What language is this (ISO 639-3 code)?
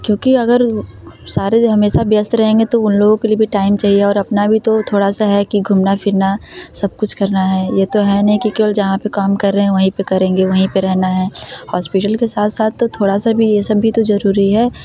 hin